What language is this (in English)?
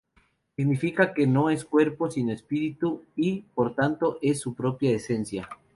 Spanish